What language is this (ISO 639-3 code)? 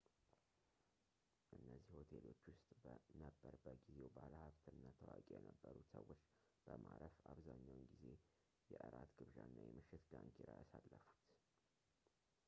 amh